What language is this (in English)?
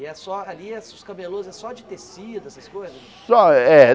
Portuguese